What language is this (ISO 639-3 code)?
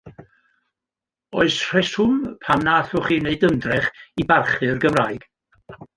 cym